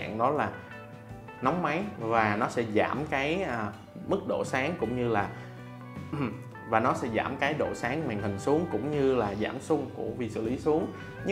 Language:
Vietnamese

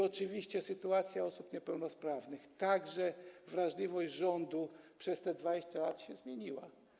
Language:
Polish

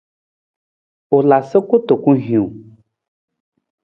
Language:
Nawdm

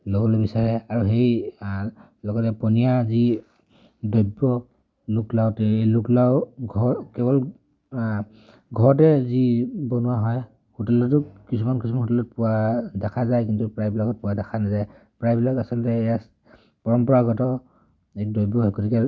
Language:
Assamese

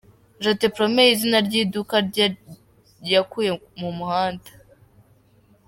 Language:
Kinyarwanda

